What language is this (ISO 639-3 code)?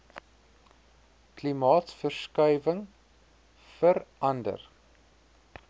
afr